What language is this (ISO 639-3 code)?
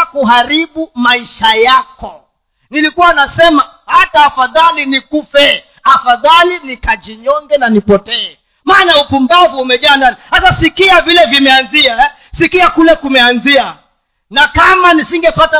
swa